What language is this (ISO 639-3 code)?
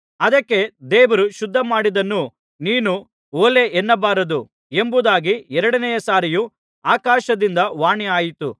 kan